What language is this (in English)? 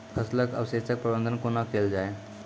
Maithili